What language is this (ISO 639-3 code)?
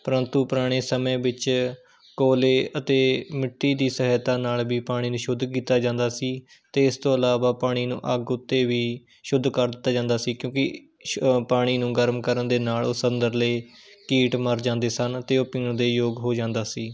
pan